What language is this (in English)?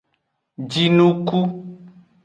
Aja (Benin)